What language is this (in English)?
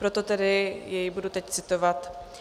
Czech